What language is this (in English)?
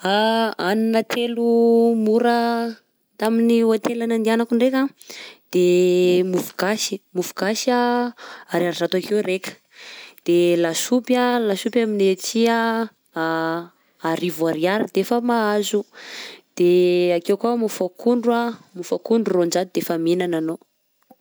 Southern Betsimisaraka Malagasy